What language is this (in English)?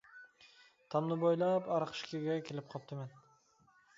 Uyghur